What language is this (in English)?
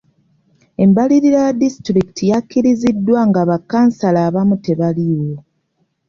Ganda